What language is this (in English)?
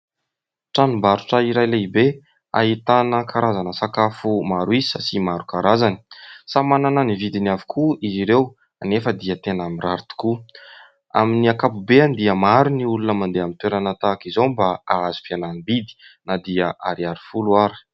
Malagasy